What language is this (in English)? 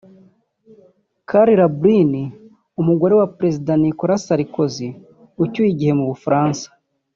Kinyarwanda